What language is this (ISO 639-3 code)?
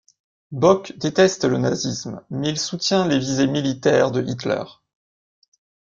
fra